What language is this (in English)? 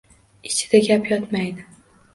Uzbek